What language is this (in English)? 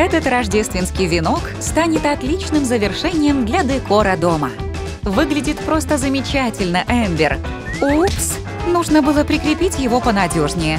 Russian